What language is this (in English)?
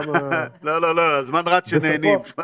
Hebrew